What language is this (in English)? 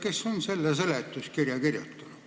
Estonian